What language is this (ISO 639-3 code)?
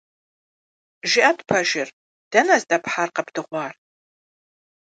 kbd